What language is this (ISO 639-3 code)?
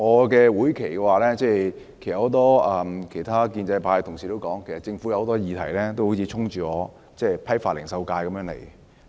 yue